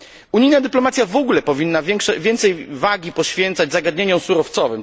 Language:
Polish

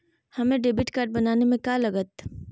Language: Magahi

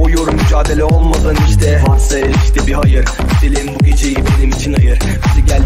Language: Turkish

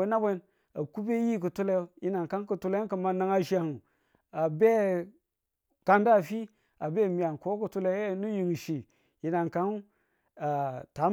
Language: Tula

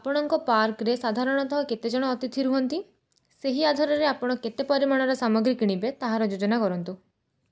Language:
Odia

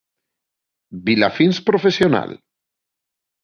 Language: Galician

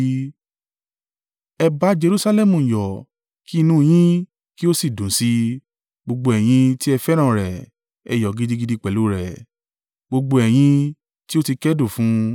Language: Yoruba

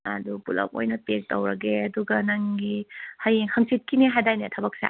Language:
Manipuri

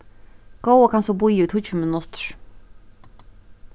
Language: Faroese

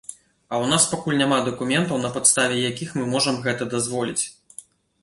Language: Belarusian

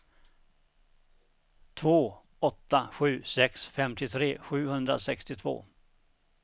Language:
Swedish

